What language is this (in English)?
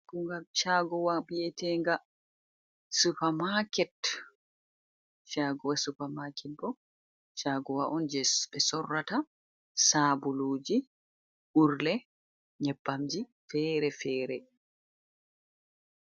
Fula